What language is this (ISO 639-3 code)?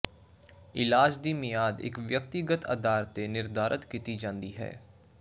pan